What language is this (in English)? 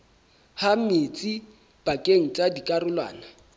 Southern Sotho